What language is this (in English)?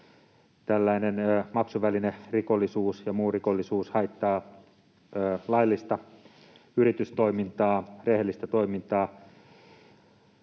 Finnish